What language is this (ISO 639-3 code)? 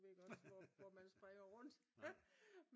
dan